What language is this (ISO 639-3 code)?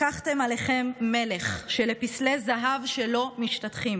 heb